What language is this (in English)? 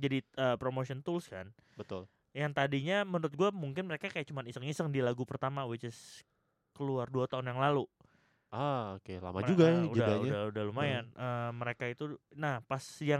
Indonesian